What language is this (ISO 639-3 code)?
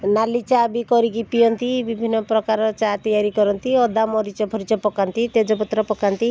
ori